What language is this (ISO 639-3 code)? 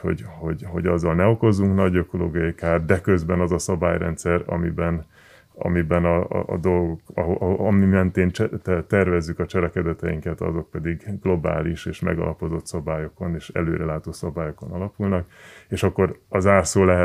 hun